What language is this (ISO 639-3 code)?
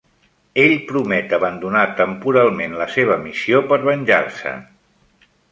cat